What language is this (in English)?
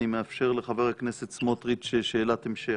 Hebrew